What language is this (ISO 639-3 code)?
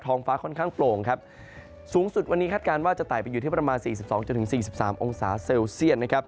tha